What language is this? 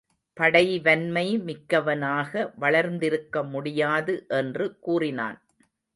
Tamil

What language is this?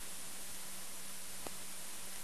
Hebrew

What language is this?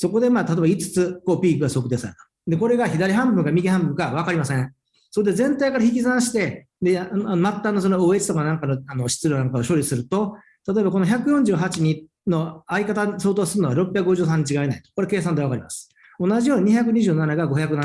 Japanese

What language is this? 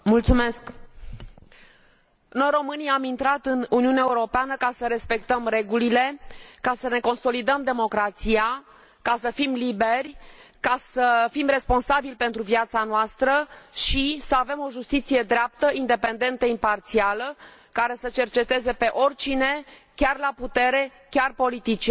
Romanian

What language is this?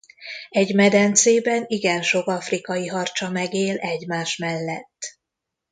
Hungarian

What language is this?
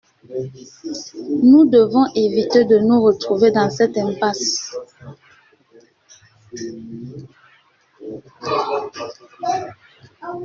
French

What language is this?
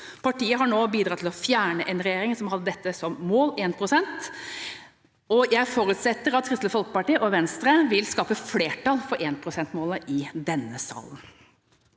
Norwegian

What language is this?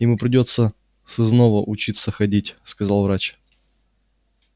Russian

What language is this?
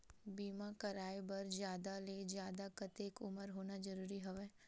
Chhattisgarhi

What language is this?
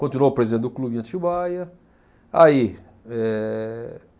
Portuguese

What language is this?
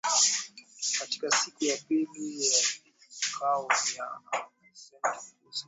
Swahili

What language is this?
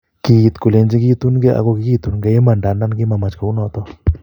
Kalenjin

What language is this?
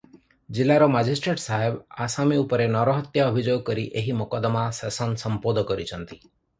Odia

